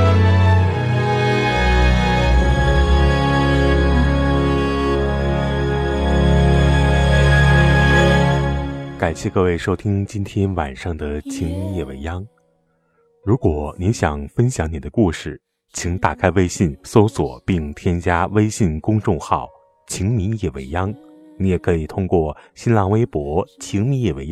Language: Chinese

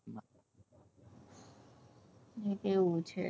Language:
Gujarati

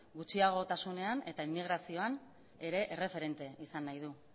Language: Basque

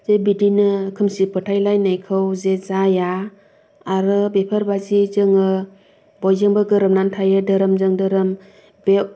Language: Bodo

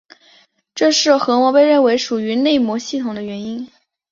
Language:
Chinese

